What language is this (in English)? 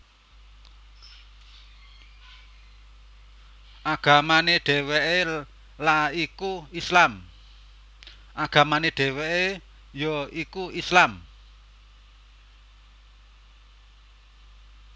Javanese